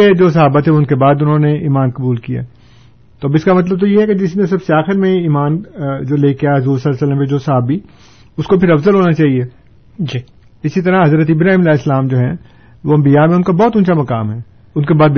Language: Urdu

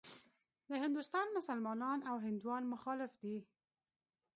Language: Pashto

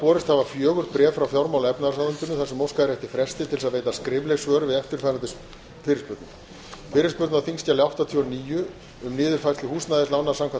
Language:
Icelandic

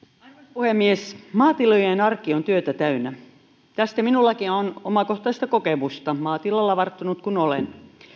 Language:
Finnish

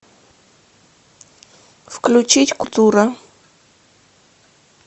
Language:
Russian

